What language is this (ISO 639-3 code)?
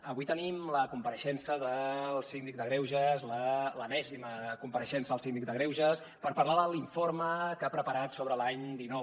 cat